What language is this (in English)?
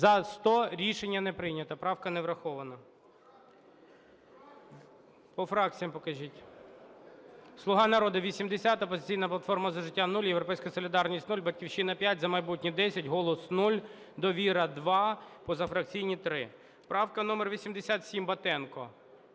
Ukrainian